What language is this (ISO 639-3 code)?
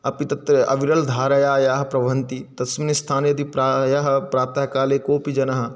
san